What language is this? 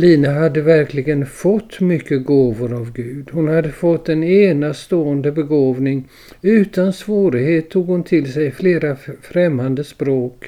Swedish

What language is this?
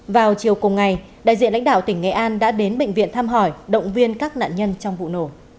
Vietnamese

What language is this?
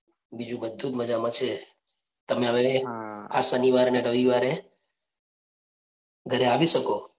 Gujarati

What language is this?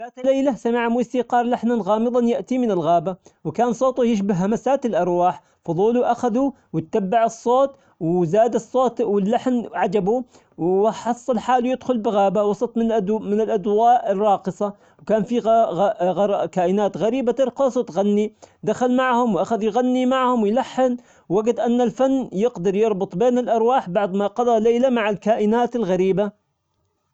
Omani Arabic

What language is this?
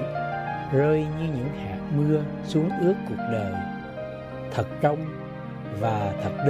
Vietnamese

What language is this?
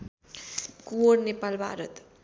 Nepali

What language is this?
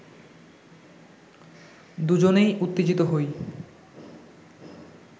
Bangla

